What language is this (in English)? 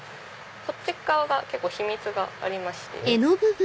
Japanese